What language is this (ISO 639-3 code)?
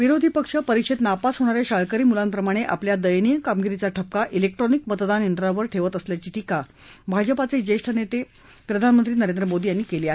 mar